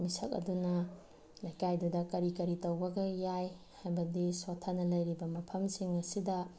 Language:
Manipuri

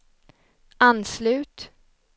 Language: Swedish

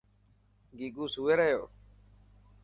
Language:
Dhatki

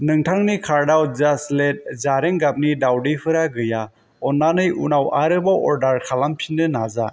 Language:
Bodo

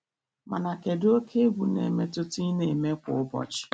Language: Igbo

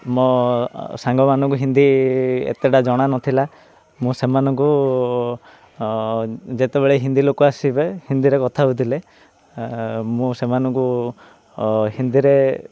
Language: Odia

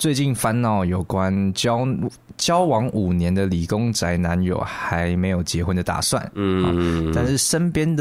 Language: Chinese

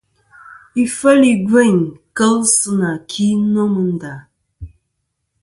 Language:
Kom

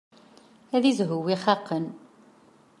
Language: Kabyle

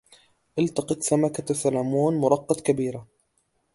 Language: Arabic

